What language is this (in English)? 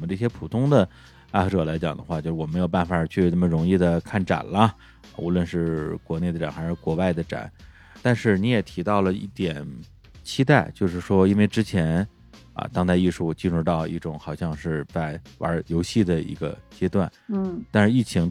Chinese